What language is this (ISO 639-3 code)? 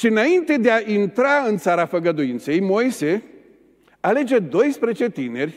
ron